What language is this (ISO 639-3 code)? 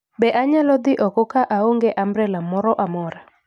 luo